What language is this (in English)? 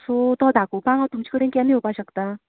Konkani